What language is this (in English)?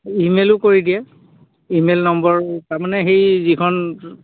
Assamese